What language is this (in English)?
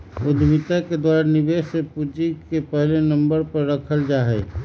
Magahi